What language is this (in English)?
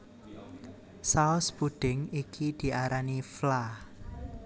Javanese